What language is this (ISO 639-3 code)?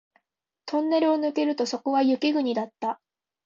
jpn